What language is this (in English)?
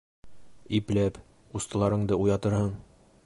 Bashkir